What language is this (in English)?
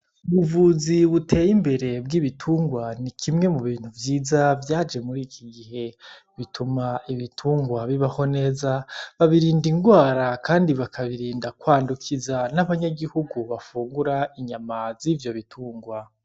Rundi